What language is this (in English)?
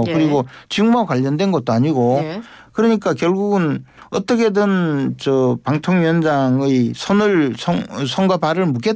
Korean